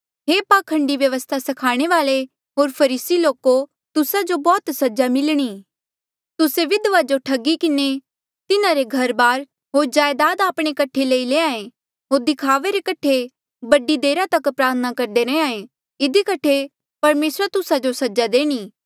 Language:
Mandeali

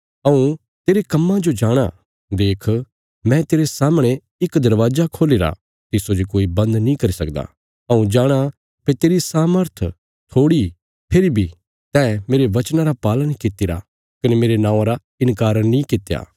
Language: Bilaspuri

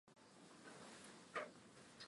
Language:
Swahili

